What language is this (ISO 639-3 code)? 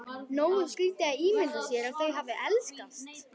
isl